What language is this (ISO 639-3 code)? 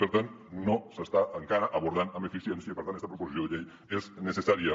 cat